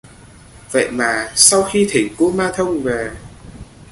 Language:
Vietnamese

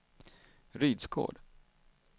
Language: Swedish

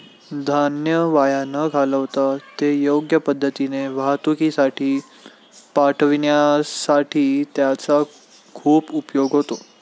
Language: Marathi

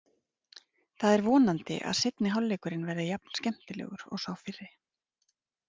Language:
Icelandic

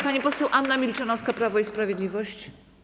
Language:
Polish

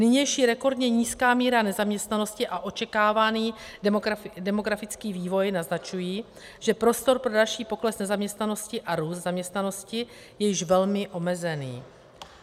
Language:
Czech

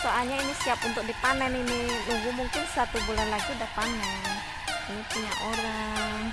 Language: Indonesian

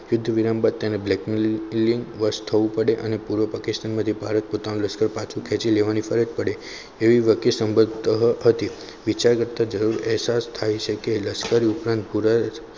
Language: Gujarati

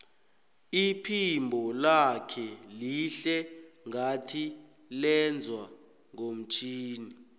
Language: South Ndebele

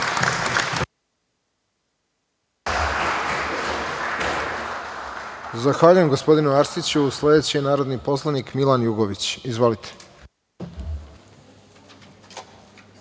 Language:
Serbian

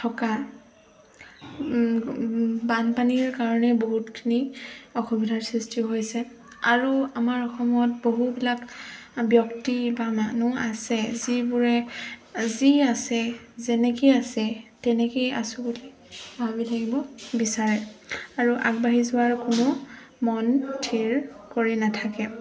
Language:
Assamese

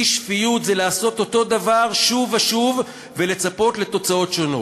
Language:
Hebrew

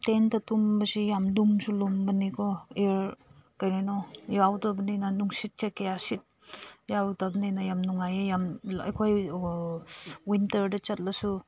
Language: Manipuri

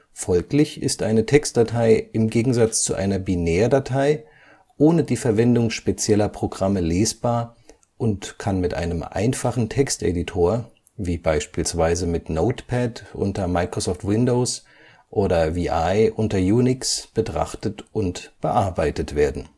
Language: German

